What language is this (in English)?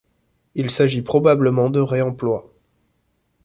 French